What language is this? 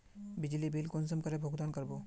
Magahi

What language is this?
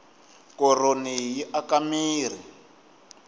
Tsonga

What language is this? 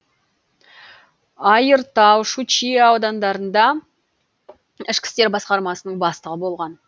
Kazakh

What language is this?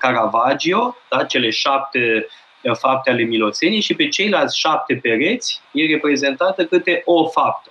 Romanian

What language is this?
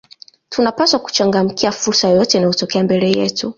Swahili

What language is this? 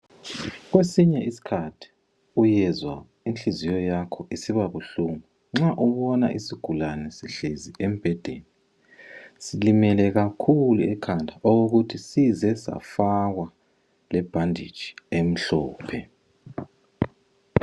North Ndebele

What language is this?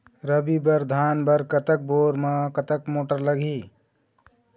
Chhattisgarhi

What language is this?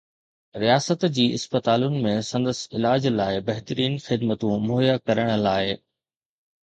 Sindhi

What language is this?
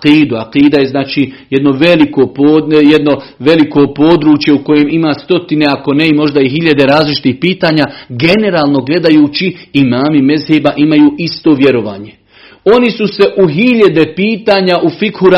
Croatian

